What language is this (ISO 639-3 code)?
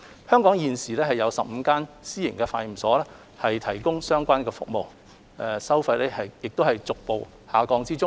yue